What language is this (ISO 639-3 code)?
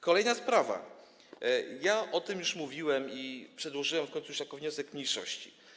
pol